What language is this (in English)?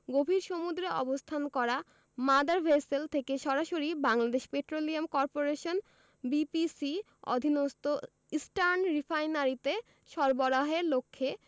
Bangla